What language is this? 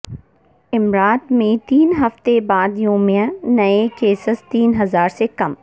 Urdu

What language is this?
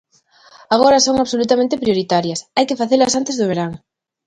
Galician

